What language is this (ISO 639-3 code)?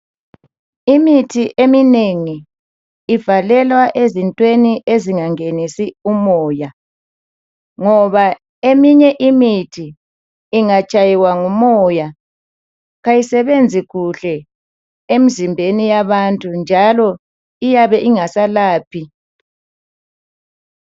nde